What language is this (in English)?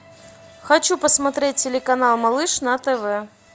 Russian